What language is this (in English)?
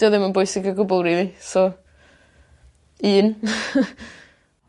Welsh